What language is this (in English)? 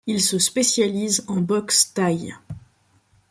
French